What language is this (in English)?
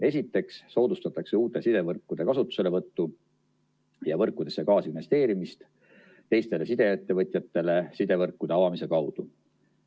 Estonian